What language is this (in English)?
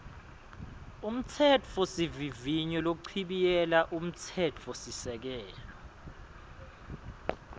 Swati